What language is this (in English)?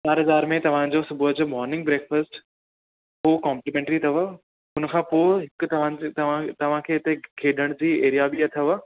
Sindhi